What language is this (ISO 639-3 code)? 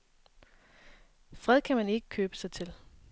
dan